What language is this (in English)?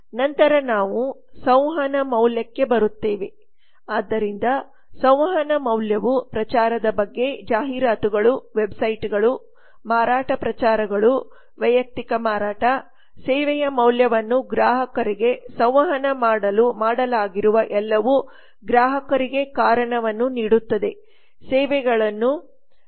Kannada